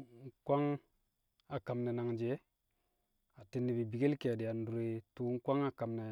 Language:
Kamo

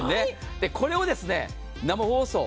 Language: Japanese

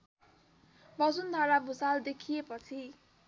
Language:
Nepali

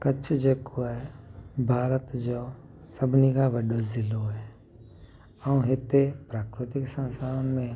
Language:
Sindhi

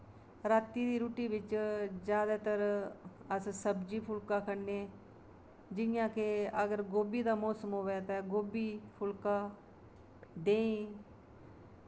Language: Dogri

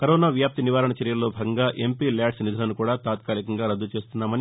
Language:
Telugu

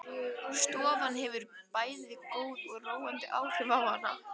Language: Icelandic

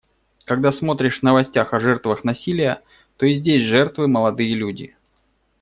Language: Russian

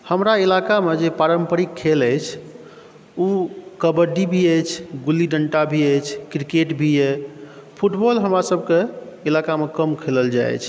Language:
Maithili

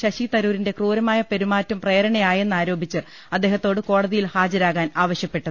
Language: Malayalam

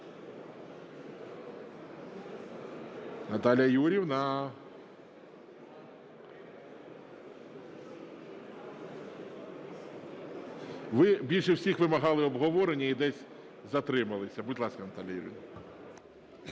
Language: Ukrainian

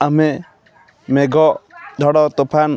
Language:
Odia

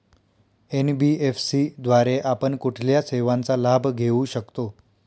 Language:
Marathi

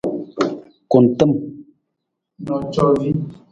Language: Nawdm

